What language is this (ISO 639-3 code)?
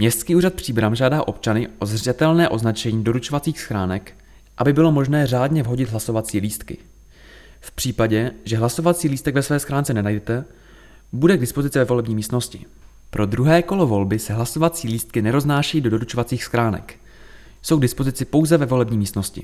ces